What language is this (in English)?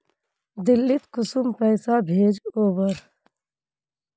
Magahi